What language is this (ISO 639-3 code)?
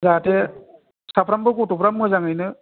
brx